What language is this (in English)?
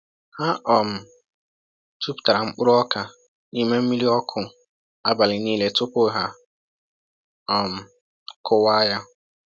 Igbo